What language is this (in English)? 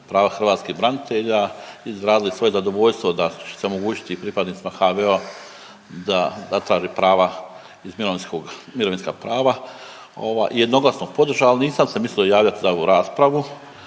Croatian